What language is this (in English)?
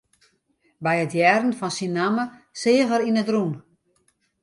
Western Frisian